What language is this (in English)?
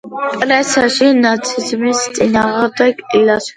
Georgian